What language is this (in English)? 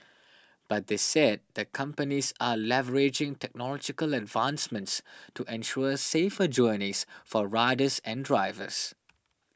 English